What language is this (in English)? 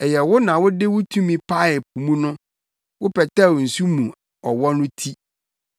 Akan